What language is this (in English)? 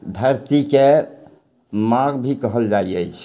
Maithili